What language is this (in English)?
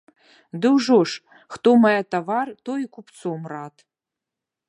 Belarusian